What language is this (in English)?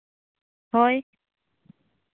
Santali